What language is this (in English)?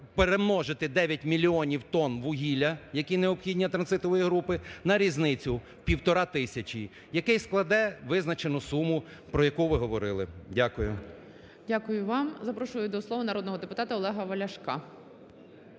Ukrainian